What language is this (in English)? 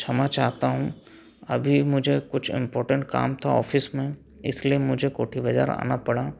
Hindi